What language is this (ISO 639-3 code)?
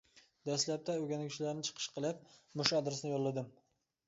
uig